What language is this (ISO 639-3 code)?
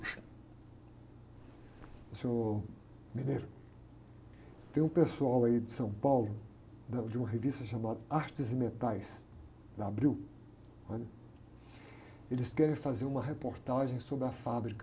por